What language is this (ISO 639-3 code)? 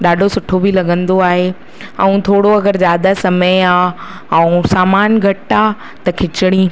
snd